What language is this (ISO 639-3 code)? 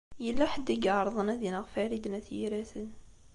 kab